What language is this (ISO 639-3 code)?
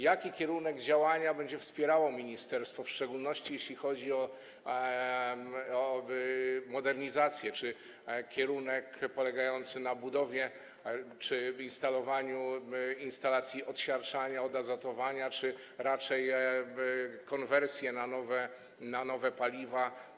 pol